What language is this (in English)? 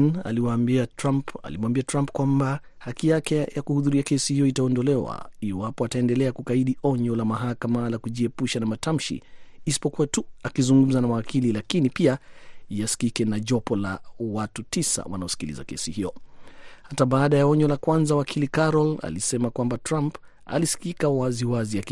Swahili